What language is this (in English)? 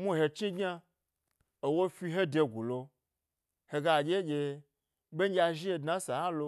Gbari